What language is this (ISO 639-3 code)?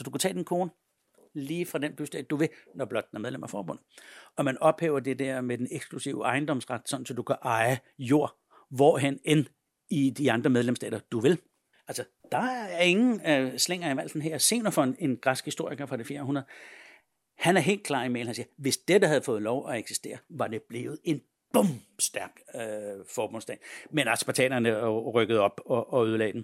dan